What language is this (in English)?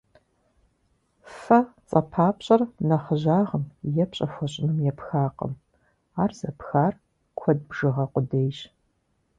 Kabardian